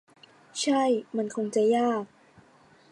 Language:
Thai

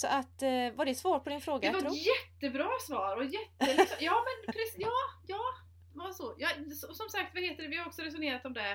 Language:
Swedish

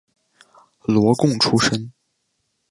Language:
Chinese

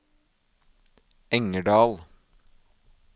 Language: Norwegian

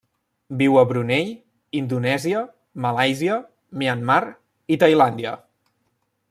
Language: Catalan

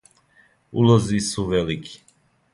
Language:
Serbian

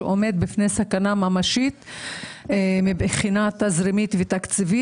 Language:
Hebrew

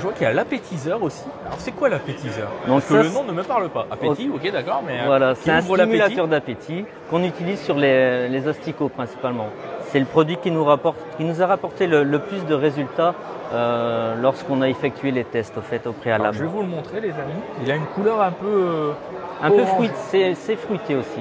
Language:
French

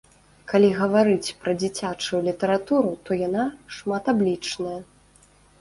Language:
Belarusian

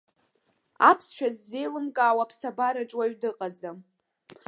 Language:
Abkhazian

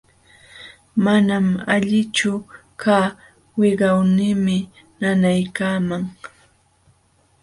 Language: Jauja Wanca Quechua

